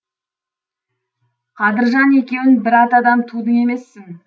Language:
Kazakh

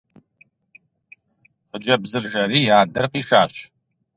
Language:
Kabardian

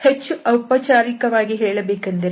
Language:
Kannada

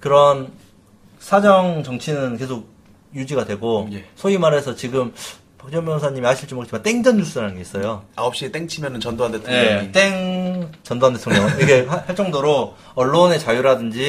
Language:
Korean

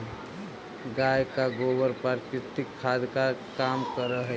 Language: Magahi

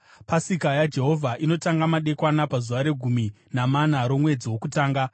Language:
Shona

